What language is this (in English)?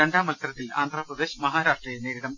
Malayalam